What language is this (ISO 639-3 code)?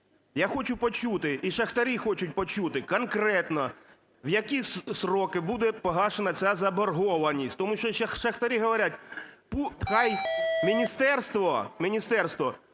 ukr